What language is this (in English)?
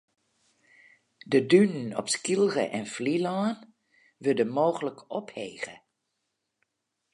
Western Frisian